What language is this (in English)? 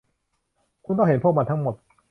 Thai